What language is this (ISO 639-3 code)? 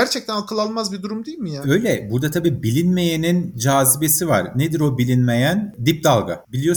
tur